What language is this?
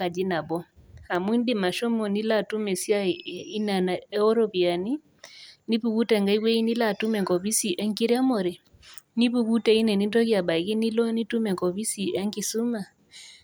Masai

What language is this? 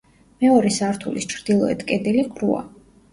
Georgian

